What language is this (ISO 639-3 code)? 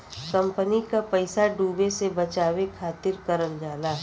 bho